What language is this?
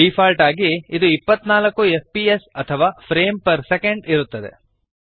Kannada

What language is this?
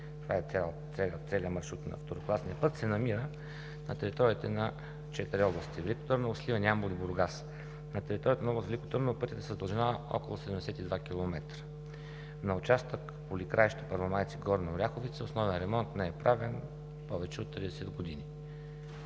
Bulgarian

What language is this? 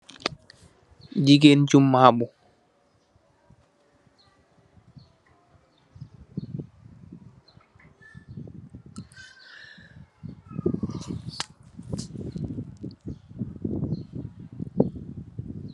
Wolof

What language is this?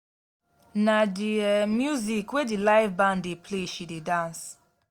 Nigerian Pidgin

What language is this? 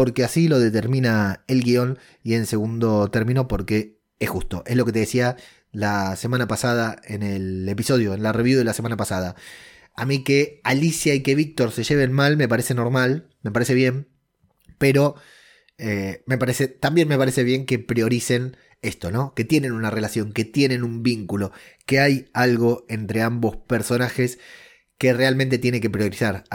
Spanish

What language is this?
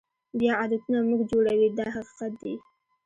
Pashto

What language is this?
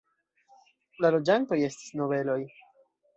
Esperanto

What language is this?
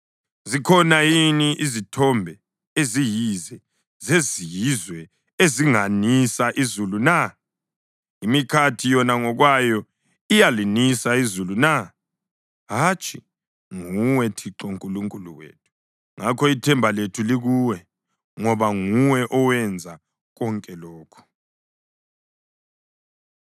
North Ndebele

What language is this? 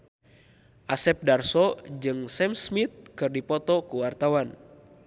Sundanese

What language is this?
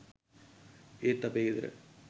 Sinhala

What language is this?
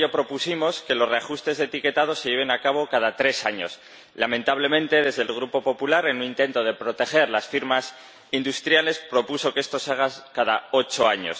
Spanish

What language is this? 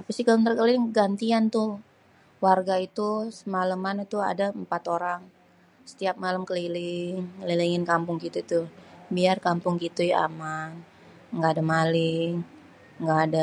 Betawi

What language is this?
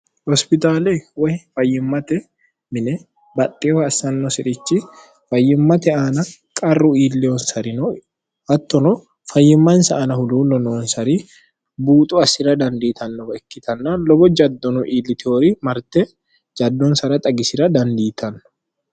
Sidamo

